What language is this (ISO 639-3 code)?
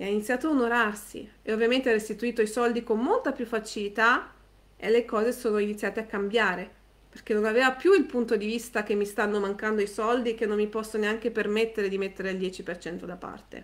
ita